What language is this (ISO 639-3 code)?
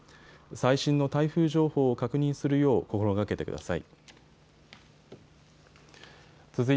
jpn